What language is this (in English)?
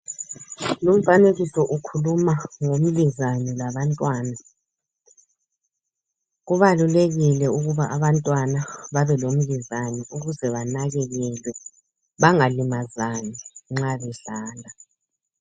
North Ndebele